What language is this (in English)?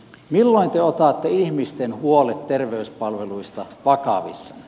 Finnish